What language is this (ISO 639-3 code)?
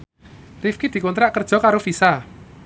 jav